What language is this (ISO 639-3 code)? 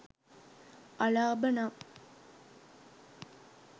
sin